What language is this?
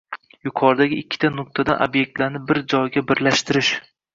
Uzbek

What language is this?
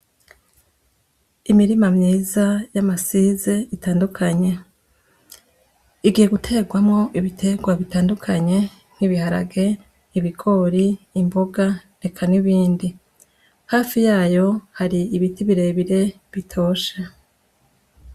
Rundi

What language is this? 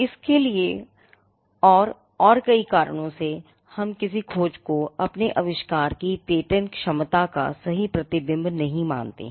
Hindi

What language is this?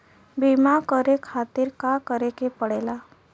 Bhojpuri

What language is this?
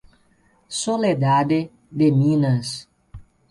Portuguese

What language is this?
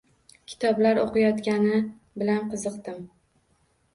Uzbek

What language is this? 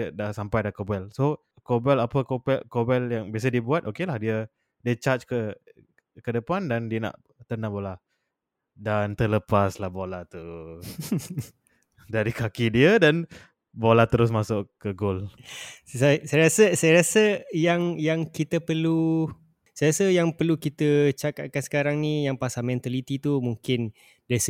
Malay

